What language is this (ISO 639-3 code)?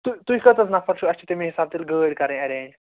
kas